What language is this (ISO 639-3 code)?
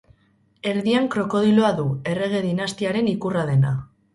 eus